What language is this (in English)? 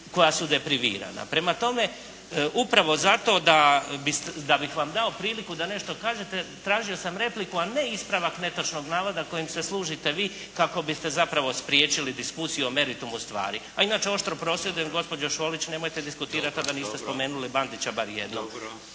Croatian